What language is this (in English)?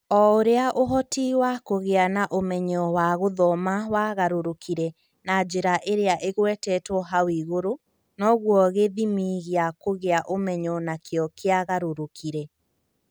Kikuyu